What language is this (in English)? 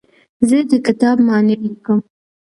Pashto